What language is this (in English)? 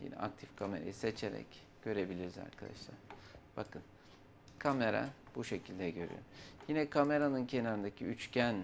Turkish